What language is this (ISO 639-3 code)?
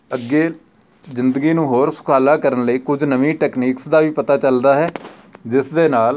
pan